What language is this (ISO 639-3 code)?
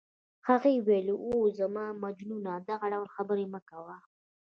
pus